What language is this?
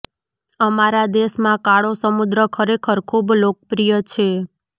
Gujarati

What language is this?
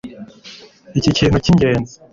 Kinyarwanda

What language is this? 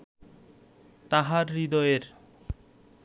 Bangla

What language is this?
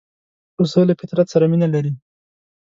Pashto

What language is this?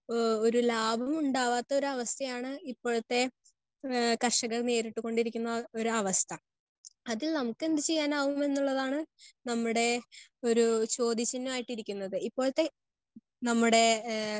Malayalam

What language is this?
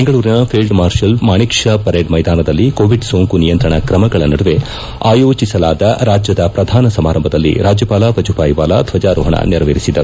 Kannada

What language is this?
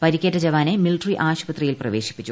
Malayalam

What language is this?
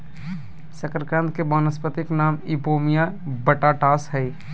Magahi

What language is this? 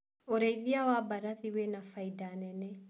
Kikuyu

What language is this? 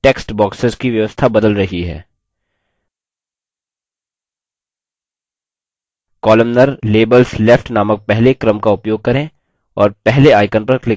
Hindi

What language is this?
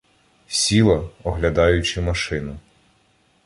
Ukrainian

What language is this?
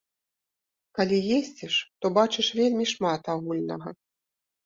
Belarusian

